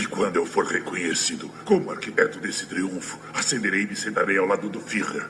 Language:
Portuguese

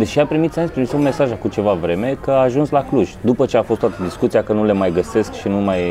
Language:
Romanian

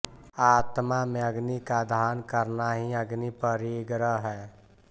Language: Hindi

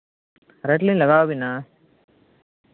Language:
Santali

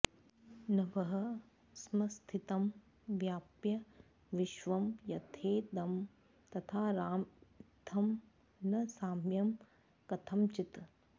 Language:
Sanskrit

